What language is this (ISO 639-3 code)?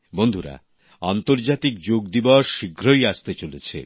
ben